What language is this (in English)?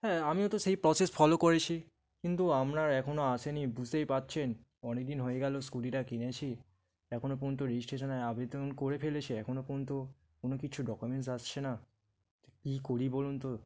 Bangla